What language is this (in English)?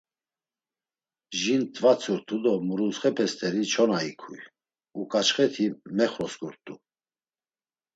Laz